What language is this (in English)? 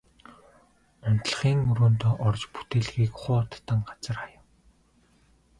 Mongolian